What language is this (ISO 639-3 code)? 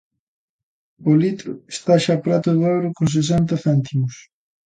glg